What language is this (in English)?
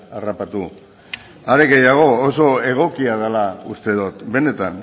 Basque